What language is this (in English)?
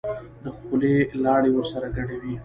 Pashto